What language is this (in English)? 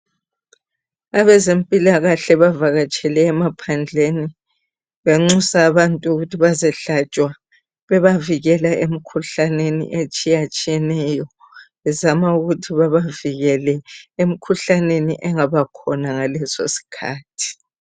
North Ndebele